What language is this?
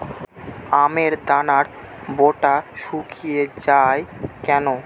Bangla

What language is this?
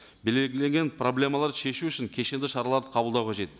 Kazakh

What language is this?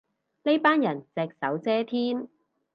Cantonese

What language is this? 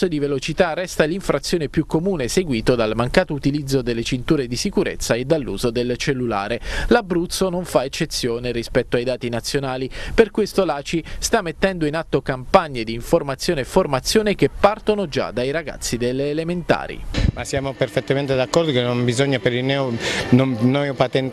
Italian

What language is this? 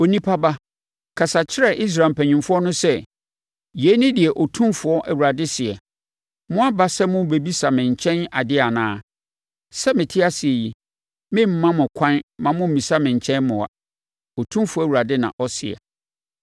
Akan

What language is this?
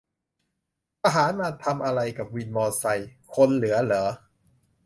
Thai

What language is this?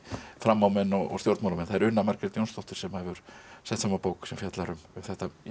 Icelandic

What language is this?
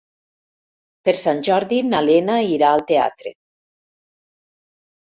Catalan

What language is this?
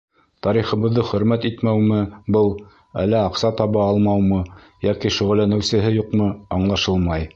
Bashkir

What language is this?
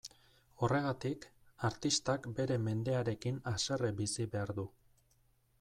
Basque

